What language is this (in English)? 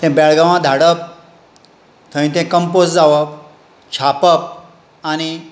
Konkani